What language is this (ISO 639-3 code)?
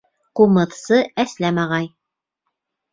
bak